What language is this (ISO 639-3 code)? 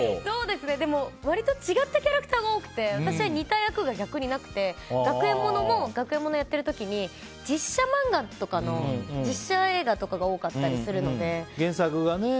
jpn